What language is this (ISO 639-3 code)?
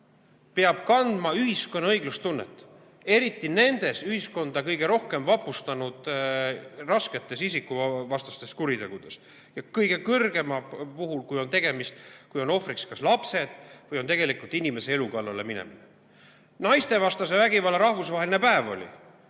est